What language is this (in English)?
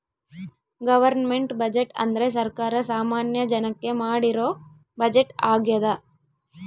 Kannada